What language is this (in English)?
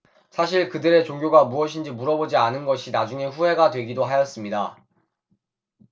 Korean